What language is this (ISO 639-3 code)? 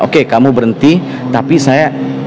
ind